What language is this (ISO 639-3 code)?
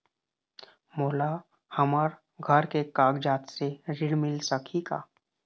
hne